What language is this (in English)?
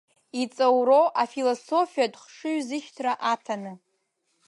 Abkhazian